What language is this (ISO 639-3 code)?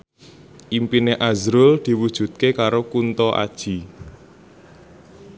jav